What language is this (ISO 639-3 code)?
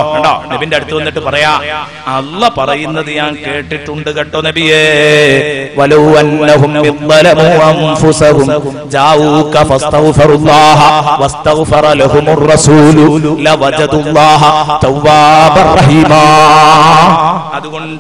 ara